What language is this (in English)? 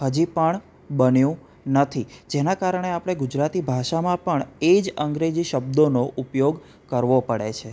Gujarati